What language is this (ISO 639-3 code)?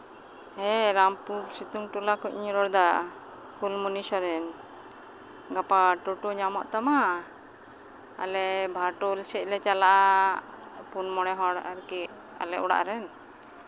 sat